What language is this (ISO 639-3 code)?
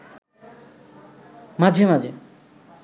ben